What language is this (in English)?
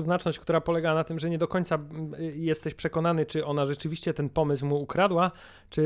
Polish